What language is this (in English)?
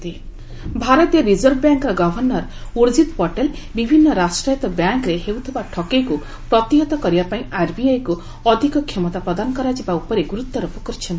Odia